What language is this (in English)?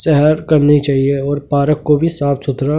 Hindi